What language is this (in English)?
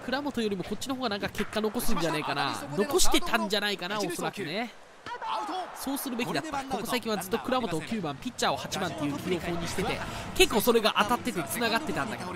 Japanese